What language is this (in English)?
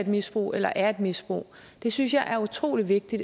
Danish